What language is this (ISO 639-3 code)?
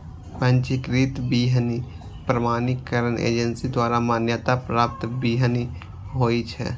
mai